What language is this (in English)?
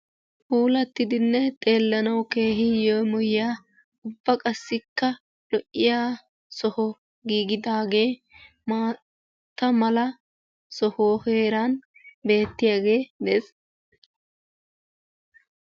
Wolaytta